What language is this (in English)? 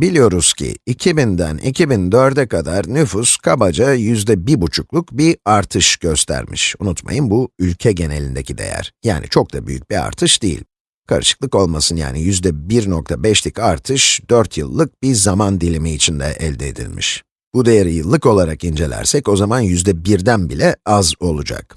Turkish